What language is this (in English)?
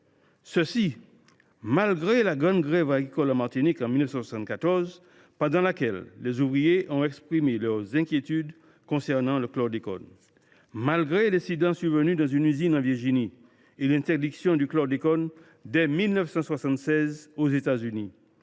French